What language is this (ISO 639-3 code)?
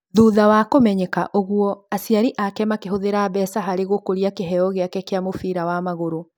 kik